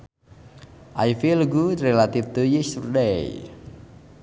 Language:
Sundanese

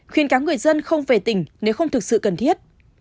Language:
Vietnamese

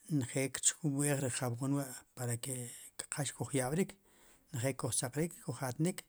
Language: Sipacapense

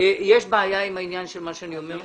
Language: Hebrew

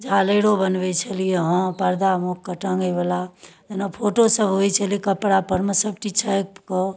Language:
Maithili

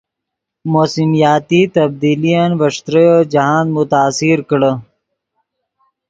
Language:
Yidgha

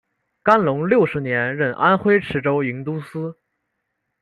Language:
Chinese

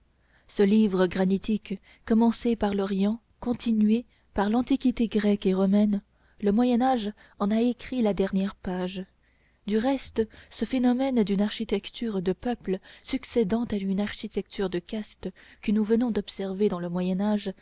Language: French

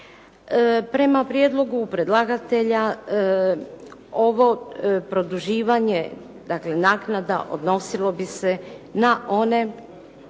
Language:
Croatian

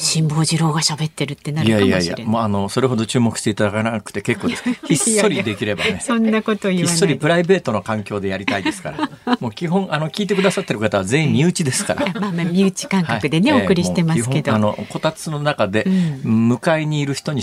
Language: Japanese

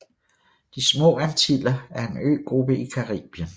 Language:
Danish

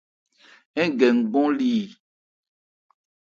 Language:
Ebrié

